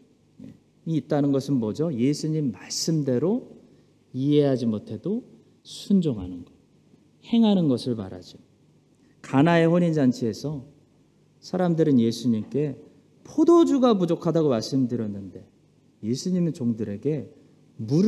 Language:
Korean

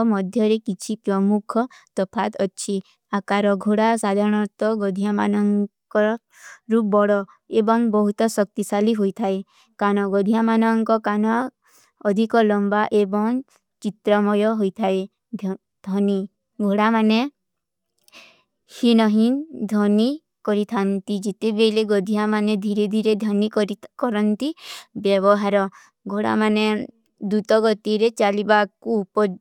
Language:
Kui (India)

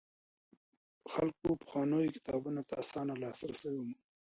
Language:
Pashto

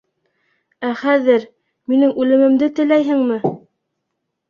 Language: Bashkir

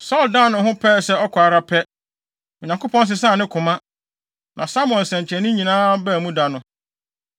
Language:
Akan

